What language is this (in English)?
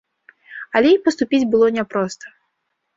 Belarusian